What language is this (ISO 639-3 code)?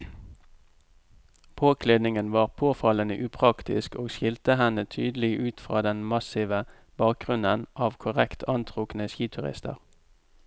nor